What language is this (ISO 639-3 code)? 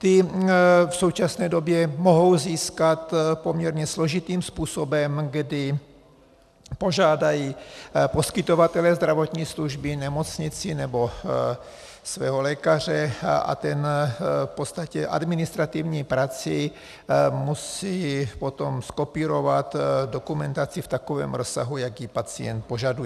ces